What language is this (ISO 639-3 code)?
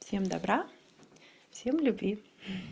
rus